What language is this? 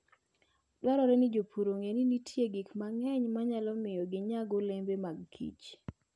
Luo (Kenya and Tanzania)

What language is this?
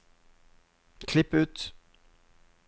Norwegian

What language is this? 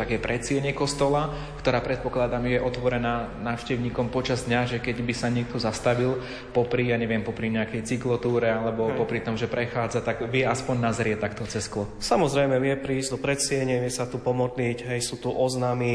Slovak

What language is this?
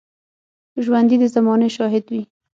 Pashto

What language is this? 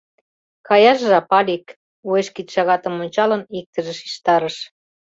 Mari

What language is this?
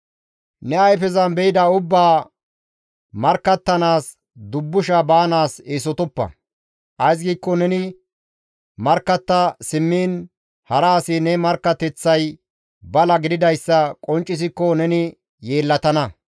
Gamo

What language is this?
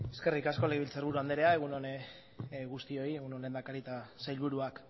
Basque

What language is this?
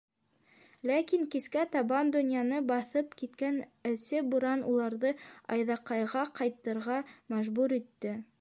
Bashkir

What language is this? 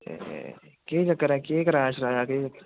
Dogri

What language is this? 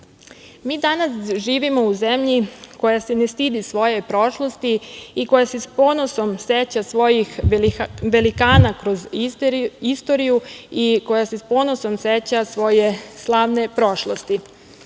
Serbian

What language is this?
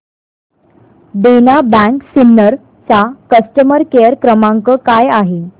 Marathi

